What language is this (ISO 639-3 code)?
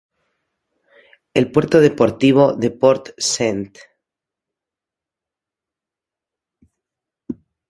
spa